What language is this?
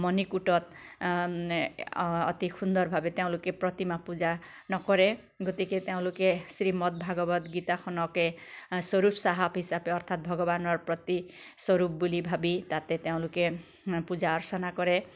Assamese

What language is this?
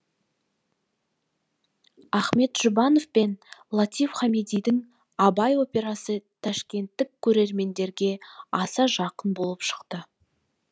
Kazakh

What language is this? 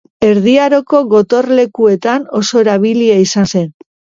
Basque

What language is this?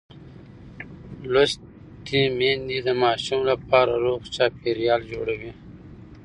Pashto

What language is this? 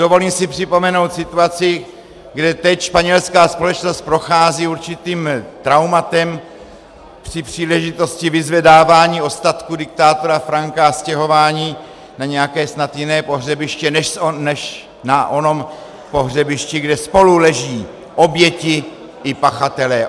Czech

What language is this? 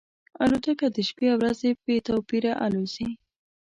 Pashto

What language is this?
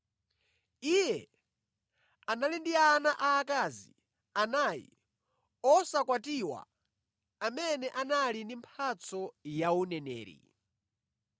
Nyanja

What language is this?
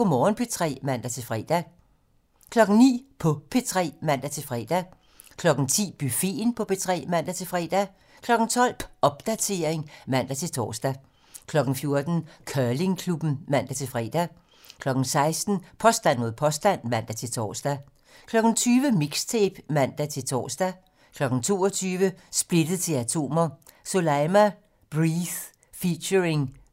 Danish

